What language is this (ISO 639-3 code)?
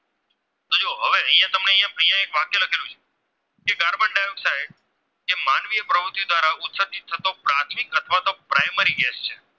guj